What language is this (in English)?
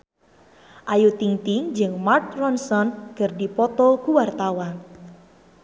Sundanese